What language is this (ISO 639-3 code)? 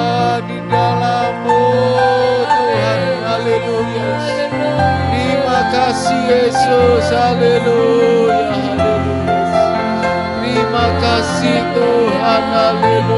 ind